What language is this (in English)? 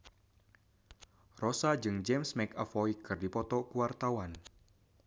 Sundanese